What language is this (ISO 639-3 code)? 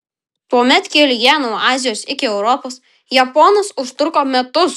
lit